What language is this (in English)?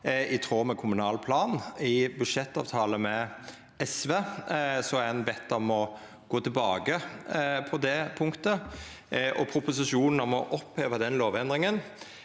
Norwegian